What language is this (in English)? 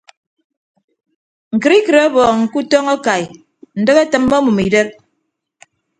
Ibibio